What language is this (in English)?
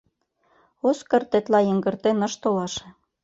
Mari